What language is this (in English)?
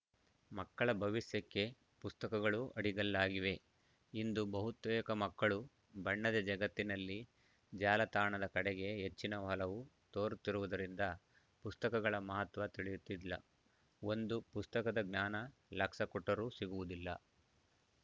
Kannada